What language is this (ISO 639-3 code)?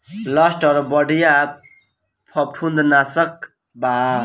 bho